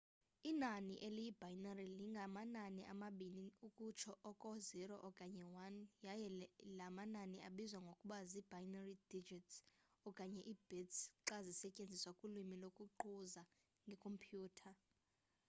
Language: Xhosa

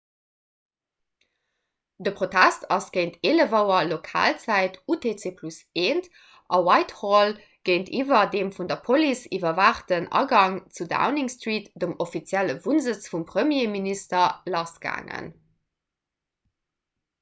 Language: Luxembourgish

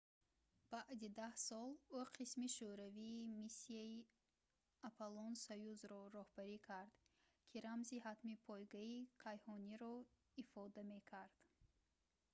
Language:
Tajik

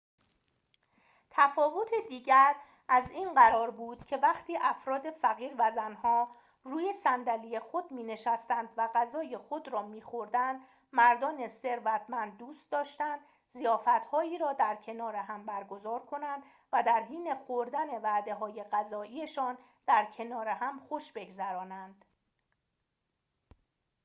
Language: Persian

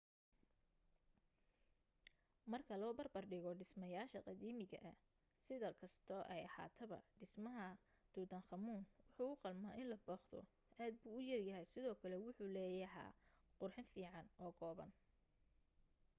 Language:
Somali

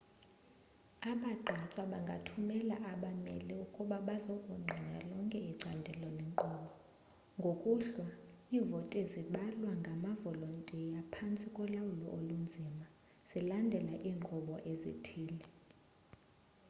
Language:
Xhosa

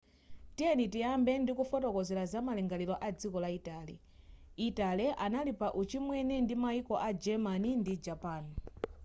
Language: Nyanja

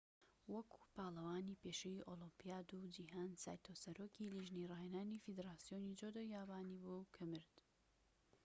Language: Central Kurdish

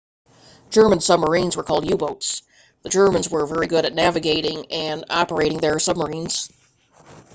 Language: English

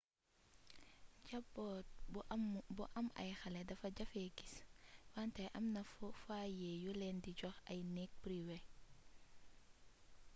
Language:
Wolof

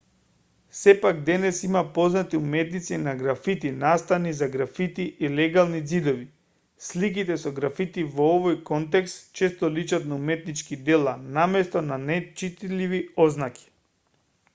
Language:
Macedonian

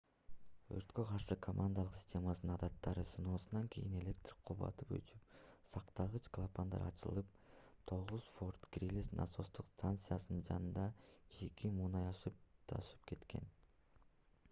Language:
Kyrgyz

